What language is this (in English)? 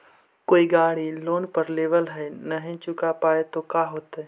Magahi